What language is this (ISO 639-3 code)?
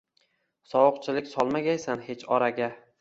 uzb